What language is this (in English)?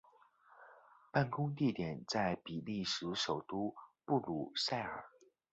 Chinese